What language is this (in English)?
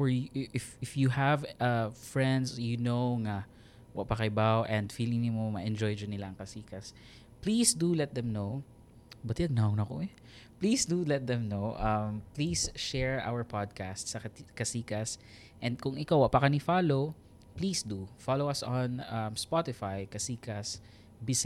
Filipino